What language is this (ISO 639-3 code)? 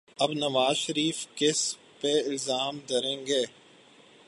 urd